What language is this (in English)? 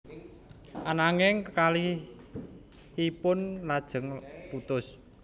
Javanese